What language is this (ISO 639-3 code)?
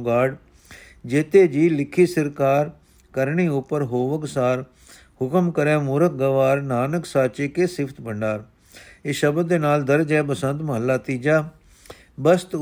pan